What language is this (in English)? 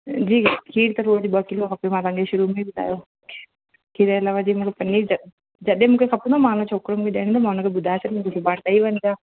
Sindhi